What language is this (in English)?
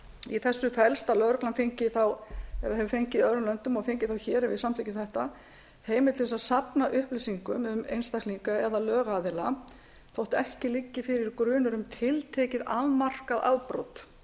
Icelandic